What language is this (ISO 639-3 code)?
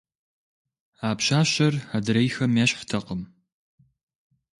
kbd